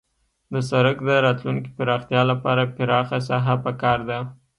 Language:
Pashto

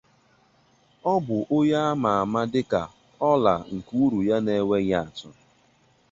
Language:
Igbo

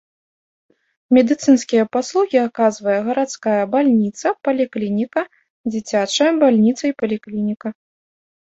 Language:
Belarusian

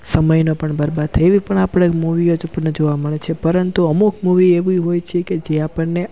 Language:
Gujarati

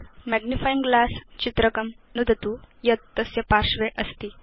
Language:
Sanskrit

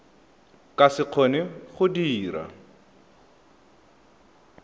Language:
Tswana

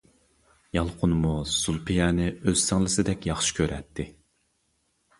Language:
Uyghur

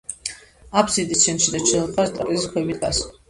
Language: Georgian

